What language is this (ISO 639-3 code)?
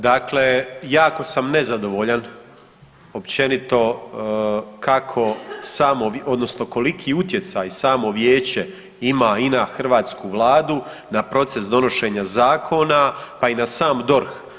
hrv